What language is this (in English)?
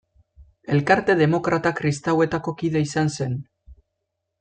Basque